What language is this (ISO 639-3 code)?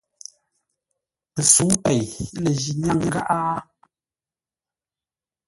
nla